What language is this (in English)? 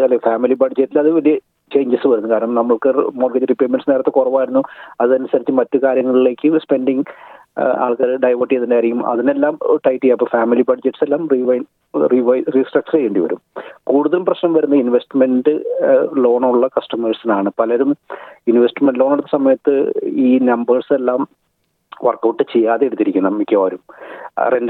Malayalam